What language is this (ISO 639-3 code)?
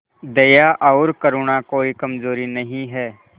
hin